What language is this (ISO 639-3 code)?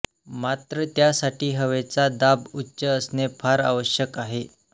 mar